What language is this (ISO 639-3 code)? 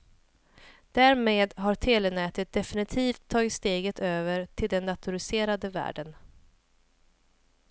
swe